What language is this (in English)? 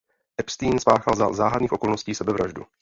Czech